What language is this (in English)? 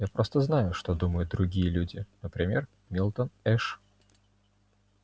Russian